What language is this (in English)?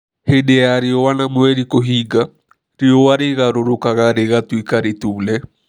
Kikuyu